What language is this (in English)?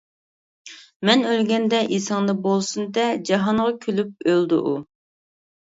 Uyghur